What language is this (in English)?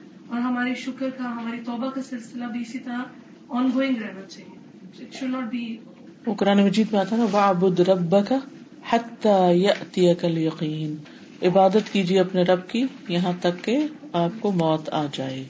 Urdu